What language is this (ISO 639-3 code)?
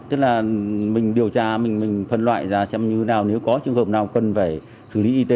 vie